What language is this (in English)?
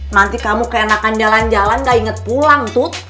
Indonesian